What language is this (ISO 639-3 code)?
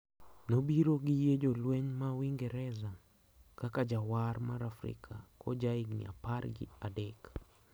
luo